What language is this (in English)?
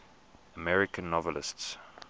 English